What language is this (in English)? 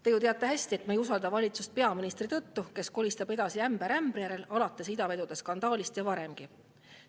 Estonian